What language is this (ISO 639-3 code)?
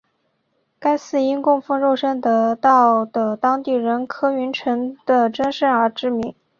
zho